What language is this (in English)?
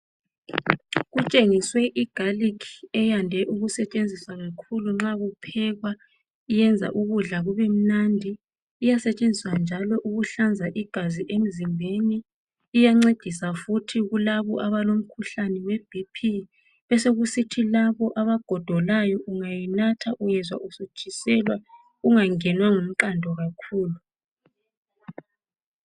North Ndebele